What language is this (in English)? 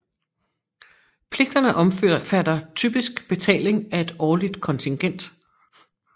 Danish